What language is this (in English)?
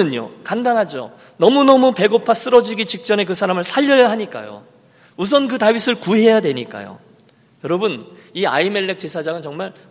Korean